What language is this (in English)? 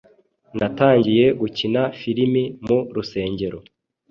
Kinyarwanda